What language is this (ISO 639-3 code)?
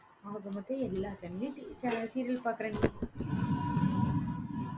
tam